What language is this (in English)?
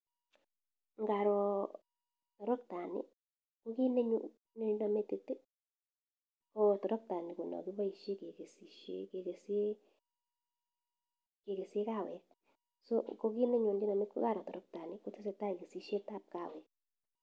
Kalenjin